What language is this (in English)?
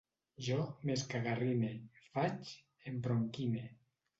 Catalan